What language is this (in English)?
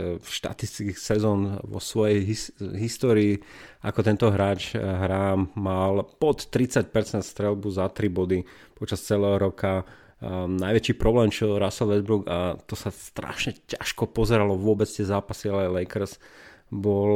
Slovak